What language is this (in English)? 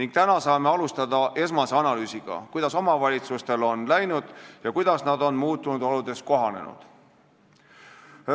Estonian